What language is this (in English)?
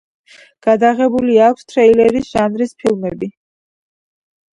Georgian